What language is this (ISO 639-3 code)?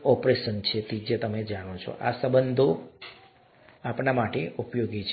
guj